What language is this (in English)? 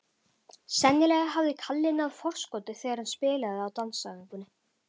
Icelandic